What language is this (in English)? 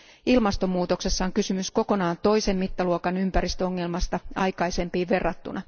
Finnish